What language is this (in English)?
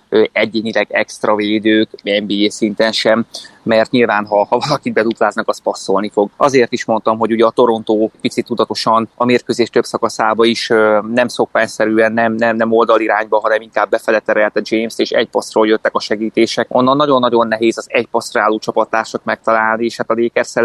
Hungarian